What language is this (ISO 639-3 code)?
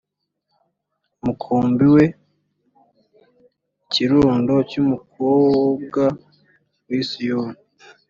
kin